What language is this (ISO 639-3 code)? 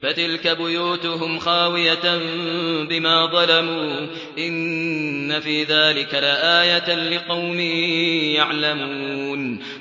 ara